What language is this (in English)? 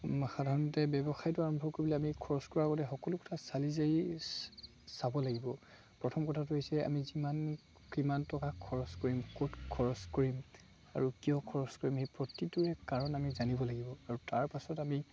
Assamese